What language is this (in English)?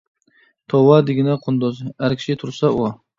Uyghur